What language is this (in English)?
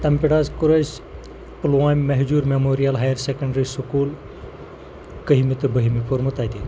Kashmiri